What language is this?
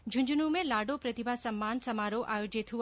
Hindi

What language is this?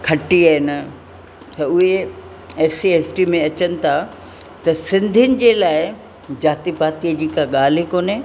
Sindhi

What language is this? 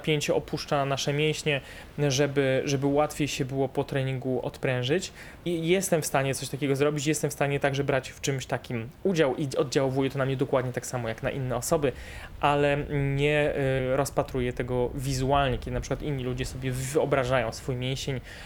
Polish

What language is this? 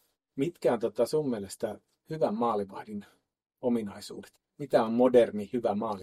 Finnish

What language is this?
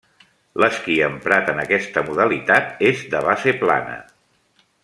Catalan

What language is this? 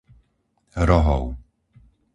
Slovak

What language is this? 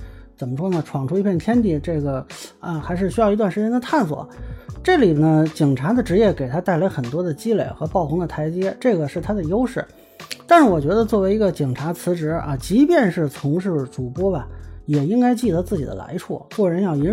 Chinese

